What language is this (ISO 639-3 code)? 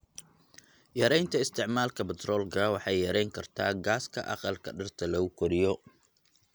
som